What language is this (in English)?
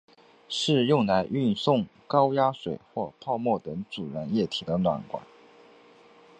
Chinese